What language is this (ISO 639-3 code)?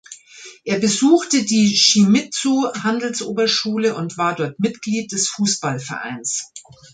deu